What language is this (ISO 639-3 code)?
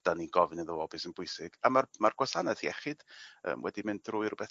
cym